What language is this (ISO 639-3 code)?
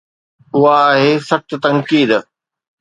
snd